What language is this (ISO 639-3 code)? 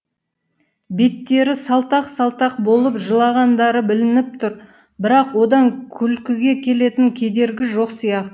kaz